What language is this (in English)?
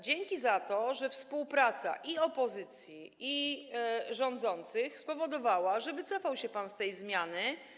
Polish